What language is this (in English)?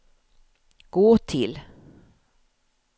Swedish